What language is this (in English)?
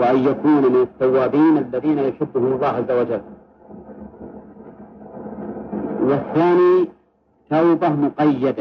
Arabic